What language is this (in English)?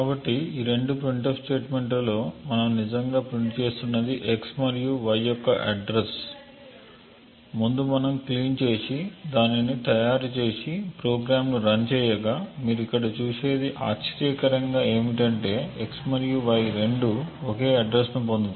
Telugu